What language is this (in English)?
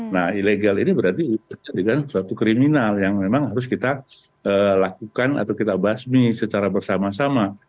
Indonesian